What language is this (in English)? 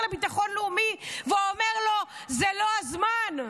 Hebrew